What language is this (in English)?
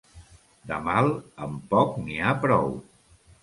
Catalan